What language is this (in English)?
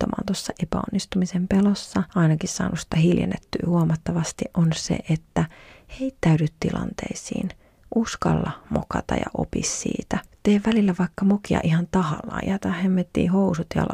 Finnish